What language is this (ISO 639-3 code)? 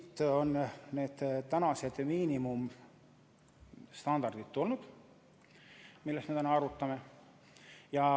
est